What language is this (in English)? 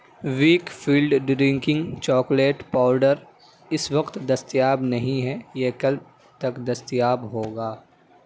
Urdu